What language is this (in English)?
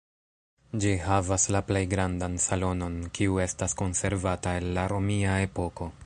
Esperanto